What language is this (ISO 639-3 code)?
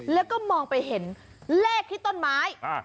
tha